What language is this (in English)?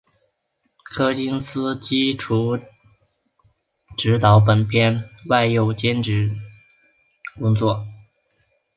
Chinese